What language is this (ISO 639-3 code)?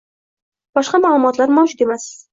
uzb